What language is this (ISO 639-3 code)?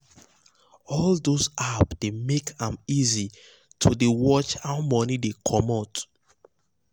pcm